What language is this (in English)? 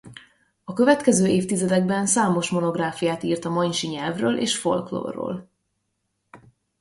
Hungarian